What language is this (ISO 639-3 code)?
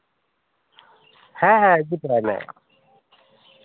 sat